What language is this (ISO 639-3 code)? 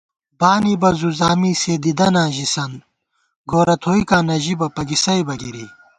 gwt